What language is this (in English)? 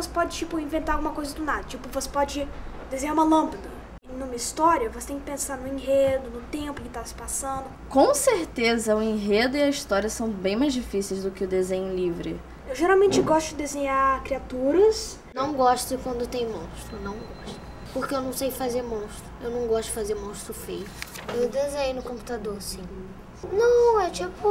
Portuguese